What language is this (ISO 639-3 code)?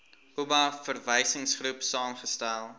afr